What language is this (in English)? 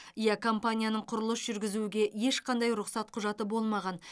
Kazakh